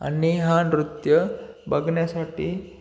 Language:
Marathi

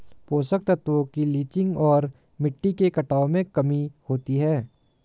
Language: Hindi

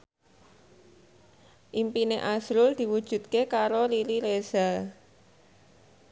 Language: Javanese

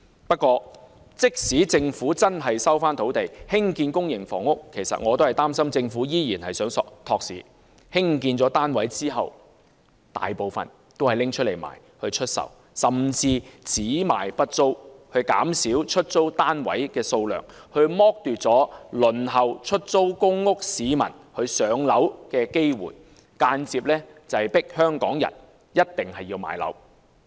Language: Cantonese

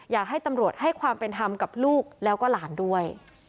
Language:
Thai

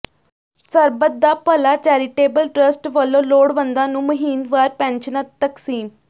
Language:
Punjabi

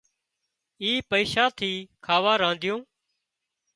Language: Wadiyara Koli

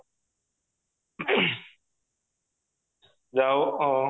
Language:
Odia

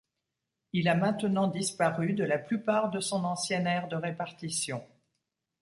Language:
French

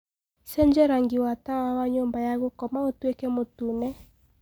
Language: Kikuyu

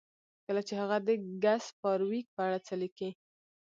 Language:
Pashto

